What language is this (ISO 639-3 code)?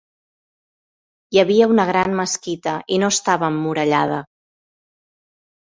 cat